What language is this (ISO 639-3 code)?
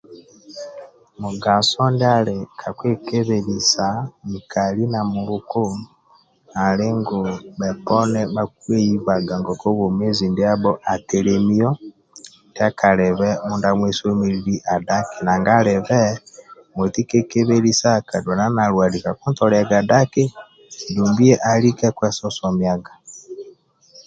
rwm